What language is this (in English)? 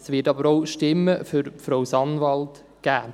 Swiss German